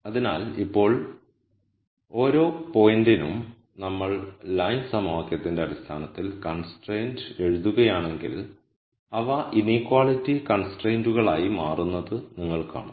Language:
Malayalam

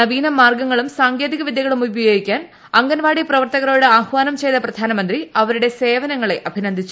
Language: Malayalam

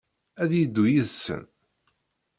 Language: Kabyle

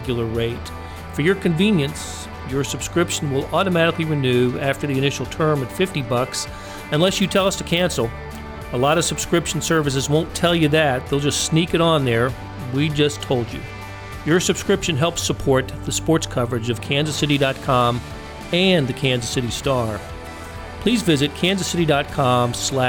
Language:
English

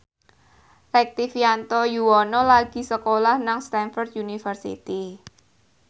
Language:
Javanese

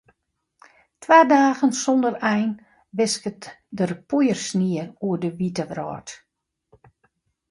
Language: Western Frisian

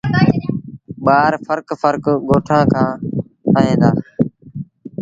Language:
Sindhi Bhil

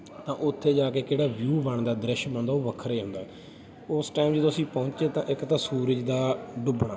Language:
Punjabi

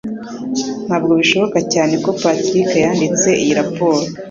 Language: Kinyarwanda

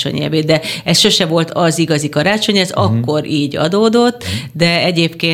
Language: Hungarian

